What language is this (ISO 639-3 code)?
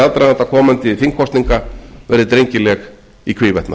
isl